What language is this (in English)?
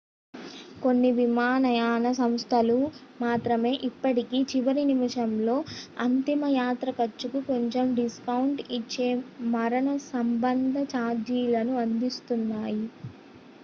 Telugu